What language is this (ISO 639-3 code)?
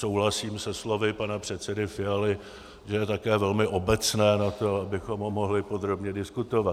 ces